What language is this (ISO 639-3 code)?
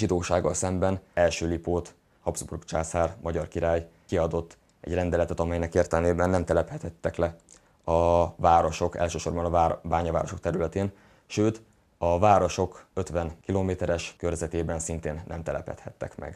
hun